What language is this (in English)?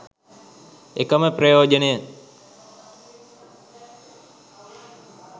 Sinhala